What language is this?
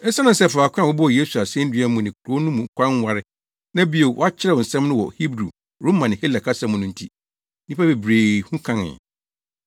Akan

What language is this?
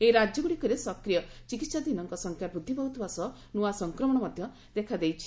Odia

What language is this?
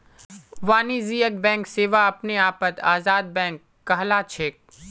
Magahi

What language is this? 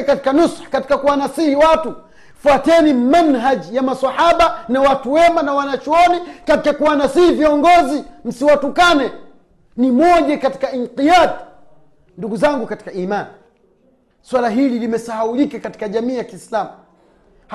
Swahili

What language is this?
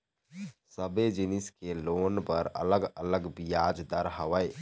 Chhattisgarhi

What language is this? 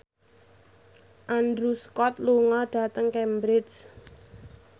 Javanese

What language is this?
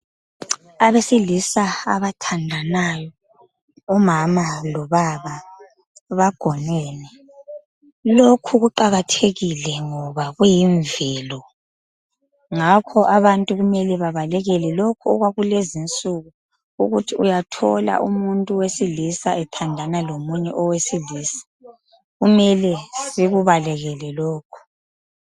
North Ndebele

